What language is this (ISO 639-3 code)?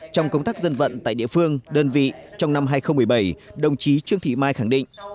vie